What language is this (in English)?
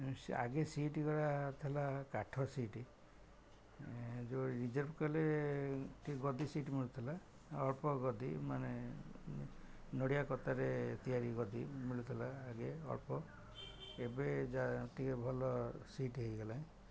Odia